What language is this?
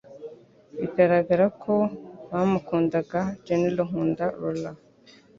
Kinyarwanda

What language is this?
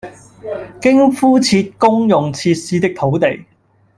Cantonese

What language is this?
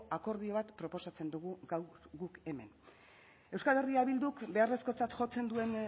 Basque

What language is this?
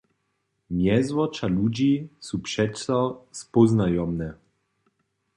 Upper Sorbian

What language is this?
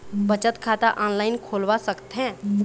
Chhattisgarhi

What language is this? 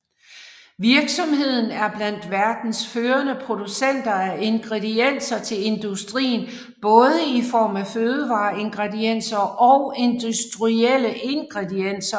Danish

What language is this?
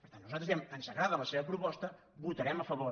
Catalan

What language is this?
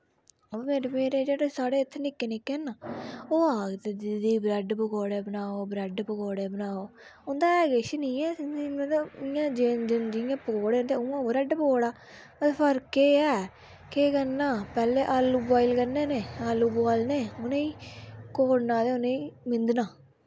Dogri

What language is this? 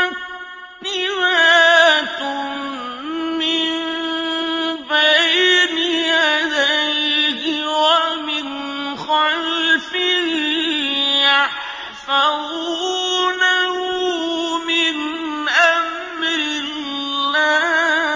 Arabic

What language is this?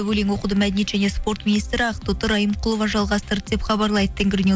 Kazakh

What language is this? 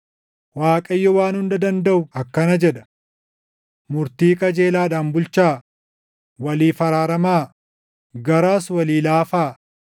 Oromo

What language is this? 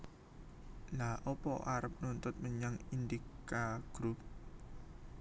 Javanese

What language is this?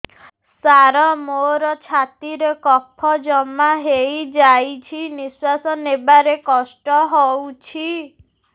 Odia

